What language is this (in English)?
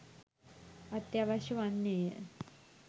Sinhala